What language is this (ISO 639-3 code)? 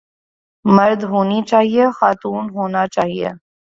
urd